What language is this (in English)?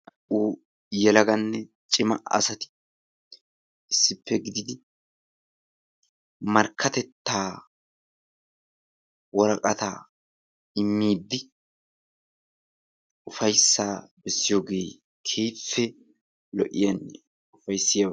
Wolaytta